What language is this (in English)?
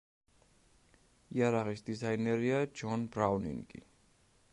Georgian